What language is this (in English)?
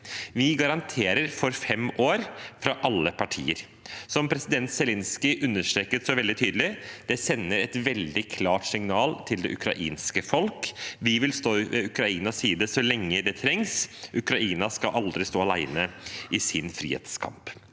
Norwegian